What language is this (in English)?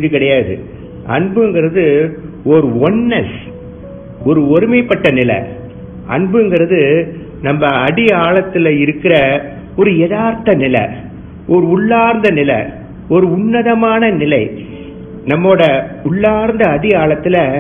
Tamil